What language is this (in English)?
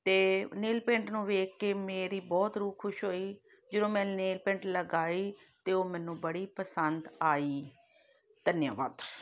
Punjabi